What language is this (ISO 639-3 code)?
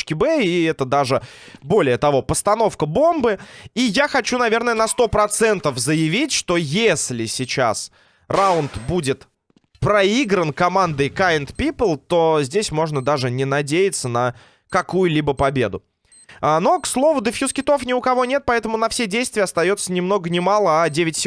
rus